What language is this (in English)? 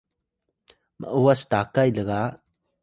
Atayal